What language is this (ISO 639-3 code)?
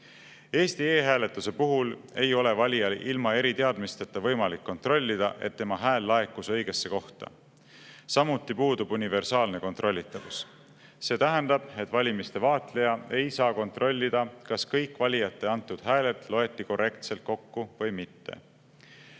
est